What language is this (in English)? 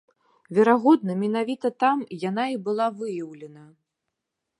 Belarusian